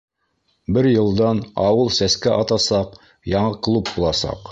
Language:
Bashkir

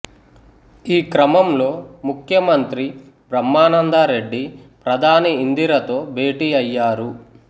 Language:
Telugu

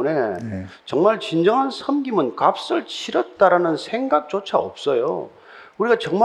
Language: Korean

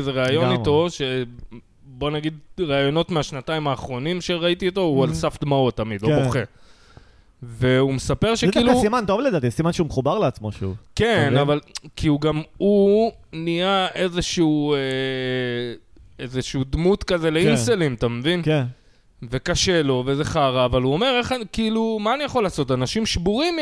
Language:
Hebrew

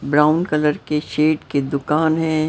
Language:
Hindi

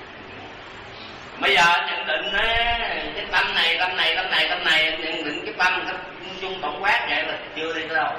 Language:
Vietnamese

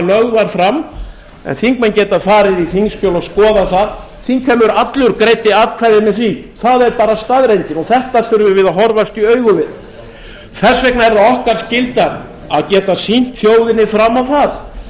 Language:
Icelandic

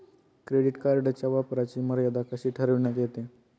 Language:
Marathi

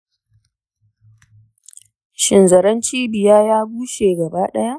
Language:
Hausa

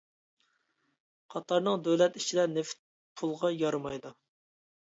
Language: Uyghur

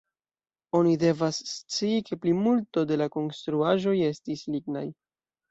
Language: Esperanto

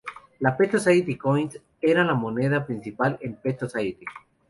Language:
Spanish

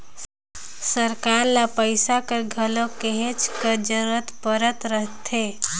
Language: Chhattisgarhi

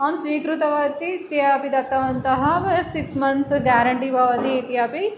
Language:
Sanskrit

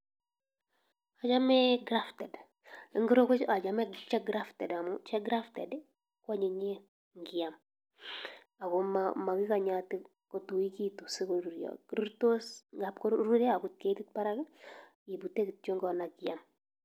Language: Kalenjin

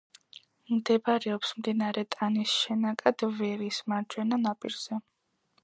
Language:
Georgian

